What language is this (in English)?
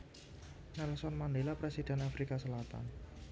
Javanese